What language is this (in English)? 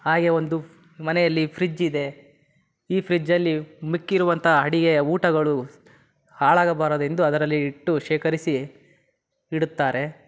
Kannada